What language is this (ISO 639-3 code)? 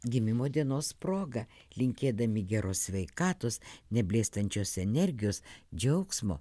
lit